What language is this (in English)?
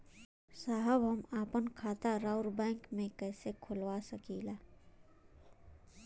Bhojpuri